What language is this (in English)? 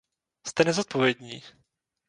Czech